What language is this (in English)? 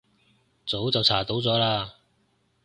Cantonese